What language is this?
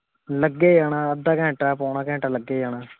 Punjabi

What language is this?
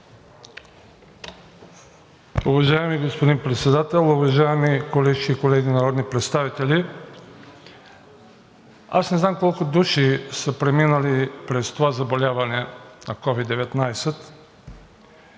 Bulgarian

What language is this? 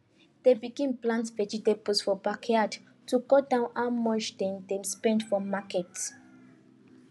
Nigerian Pidgin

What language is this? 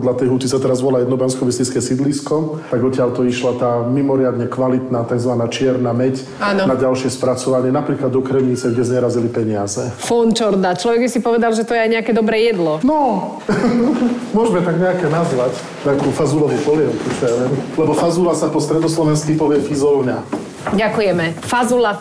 Slovak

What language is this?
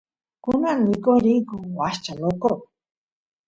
Santiago del Estero Quichua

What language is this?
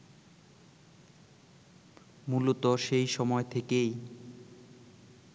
Bangla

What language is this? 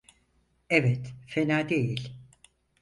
Turkish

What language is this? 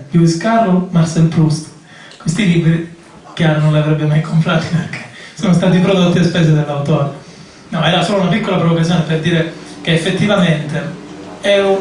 Italian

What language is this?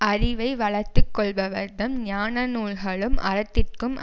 Tamil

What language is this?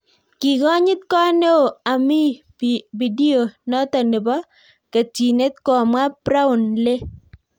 Kalenjin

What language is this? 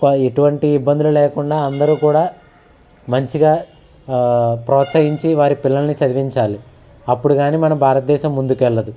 Telugu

